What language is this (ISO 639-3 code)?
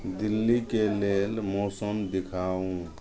mai